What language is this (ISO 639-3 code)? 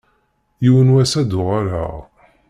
kab